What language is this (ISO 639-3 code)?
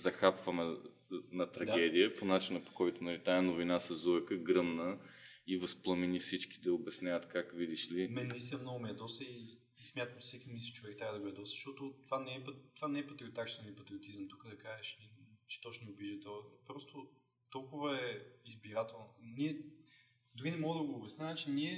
bul